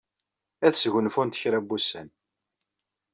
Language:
Kabyle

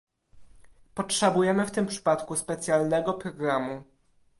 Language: Polish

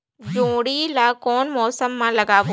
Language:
Chhattisgarhi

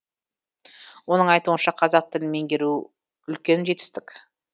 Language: Kazakh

